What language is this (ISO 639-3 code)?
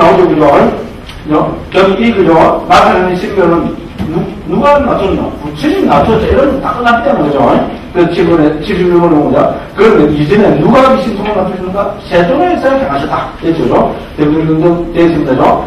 kor